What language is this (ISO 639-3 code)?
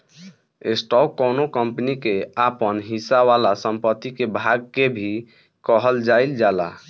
bho